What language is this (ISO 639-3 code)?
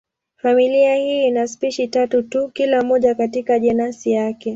swa